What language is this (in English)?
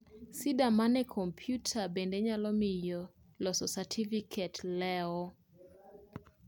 Luo (Kenya and Tanzania)